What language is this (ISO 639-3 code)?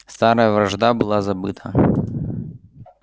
rus